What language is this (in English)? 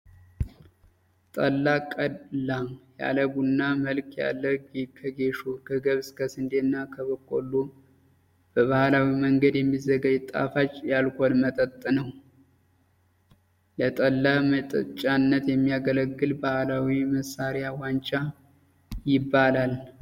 Amharic